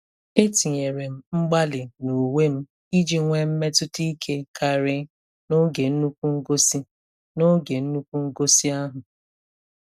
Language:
Igbo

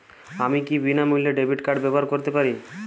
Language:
Bangla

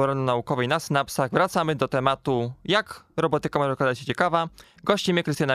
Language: Polish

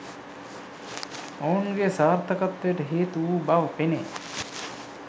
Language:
Sinhala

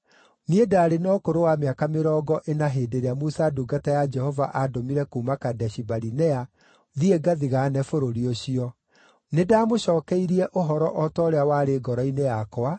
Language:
Kikuyu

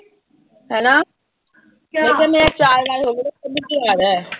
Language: Punjabi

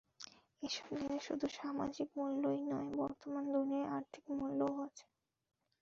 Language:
Bangla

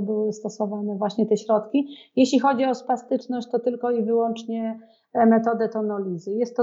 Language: Polish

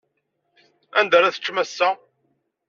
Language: Kabyle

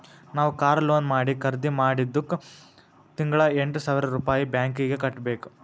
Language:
Kannada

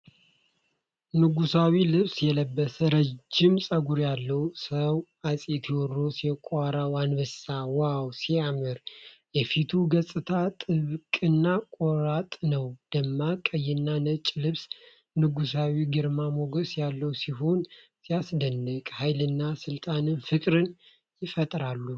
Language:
Amharic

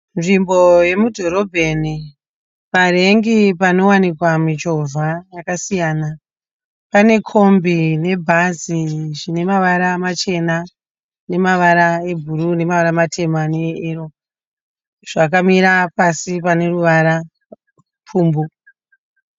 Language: Shona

